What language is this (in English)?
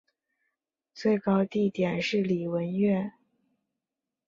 Chinese